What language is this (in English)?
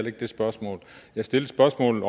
Danish